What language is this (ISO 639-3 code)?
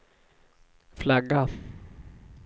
swe